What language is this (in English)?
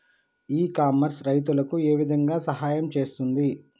Telugu